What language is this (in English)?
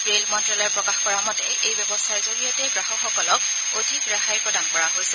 Assamese